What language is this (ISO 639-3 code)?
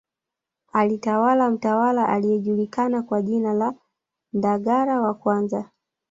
swa